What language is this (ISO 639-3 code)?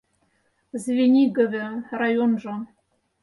chm